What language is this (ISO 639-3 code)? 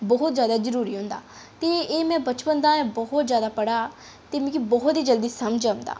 doi